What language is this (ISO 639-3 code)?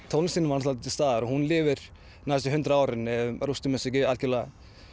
isl